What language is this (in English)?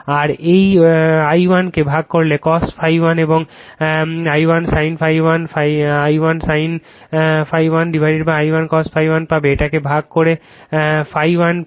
Bangla